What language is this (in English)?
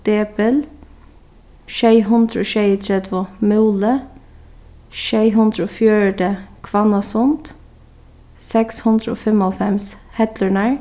Faroese